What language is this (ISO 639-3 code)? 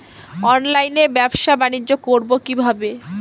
ben